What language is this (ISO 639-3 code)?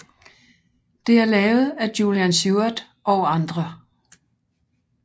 dan